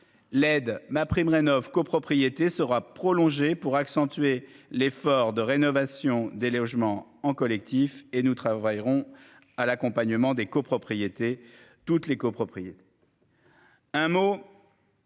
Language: French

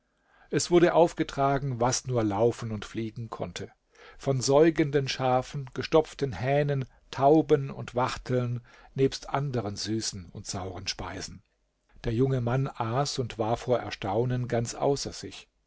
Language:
German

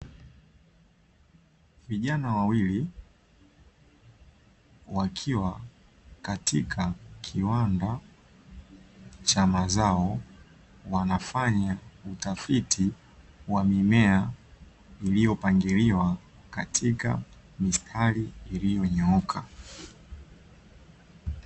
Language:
Swahili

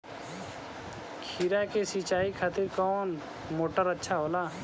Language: Bhojpuri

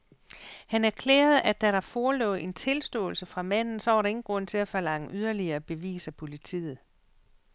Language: Danish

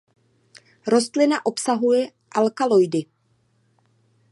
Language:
Czech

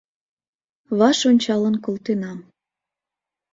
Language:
Mari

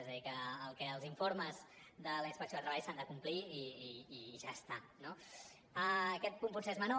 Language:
Catalan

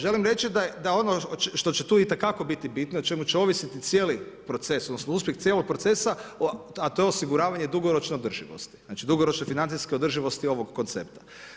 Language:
Croatian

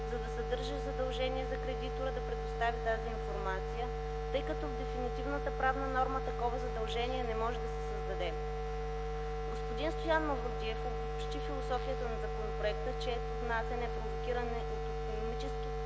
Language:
Bulgarian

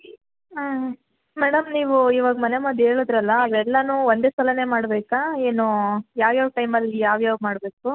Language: Kannada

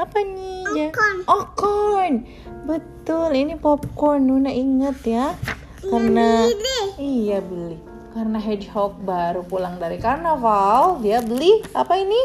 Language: Indonesian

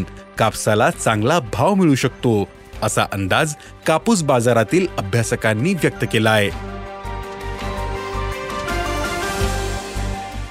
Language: Marathi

